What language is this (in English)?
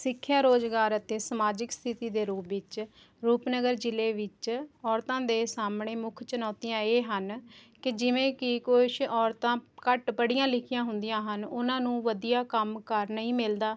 Punjabi